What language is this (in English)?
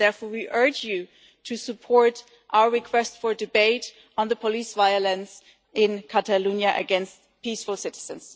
English